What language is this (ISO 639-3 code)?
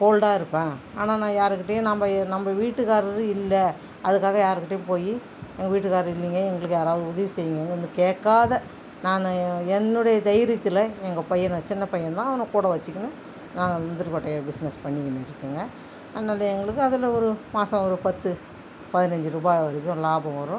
tam